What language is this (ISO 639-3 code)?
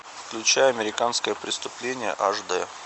rus